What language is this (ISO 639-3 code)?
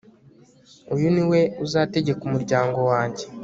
kin